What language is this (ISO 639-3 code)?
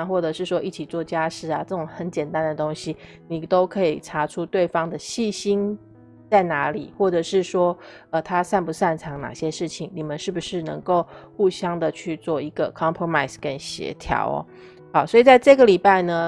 zho